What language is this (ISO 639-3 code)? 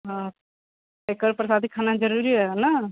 mai